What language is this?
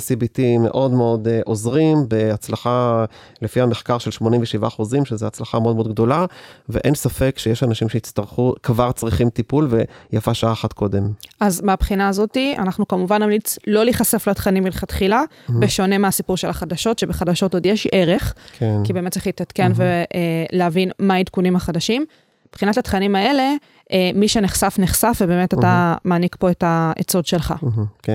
Hebrew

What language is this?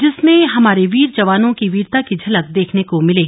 Hindi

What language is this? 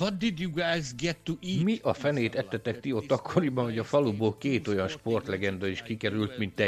Hungarian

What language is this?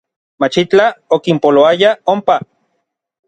Orizaba Nahuatl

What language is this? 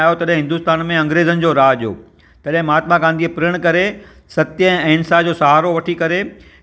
Sindhi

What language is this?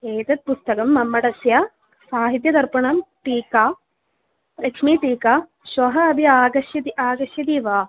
Sanskrit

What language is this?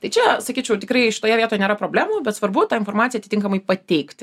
Lithuanian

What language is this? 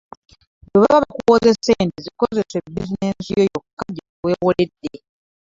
Ganda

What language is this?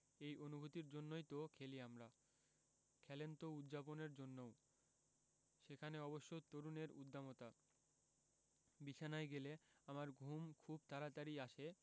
Bangla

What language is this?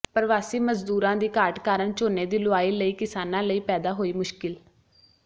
Punjabi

